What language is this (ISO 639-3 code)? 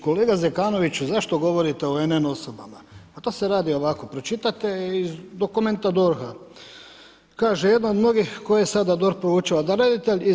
hrv